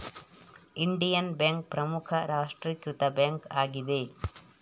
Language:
Kannada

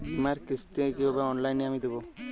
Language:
Bangla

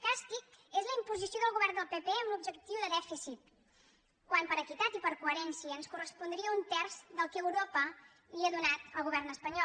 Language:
Catalan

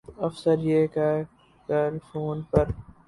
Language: Urdu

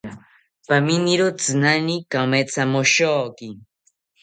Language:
South Ucayali Ashéninka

